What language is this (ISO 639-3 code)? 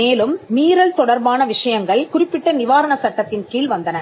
tam